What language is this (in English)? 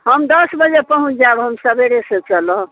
Maithili